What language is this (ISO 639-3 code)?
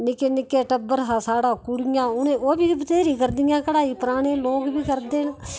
doi